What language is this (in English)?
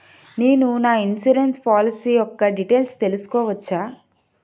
Telugu